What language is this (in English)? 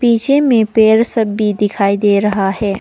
Hindi